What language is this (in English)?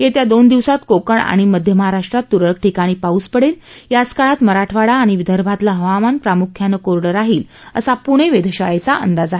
Marathi